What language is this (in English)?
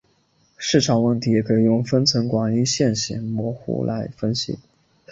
Chinese